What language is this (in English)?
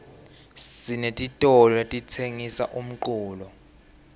Swati